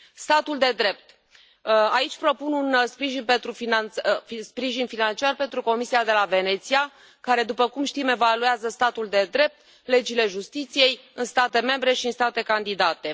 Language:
Romanian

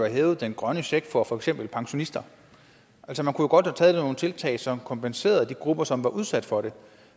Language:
Danish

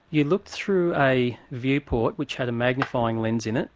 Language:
English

